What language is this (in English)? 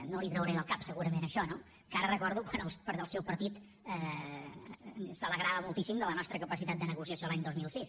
Catalan